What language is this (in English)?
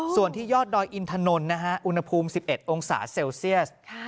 Thai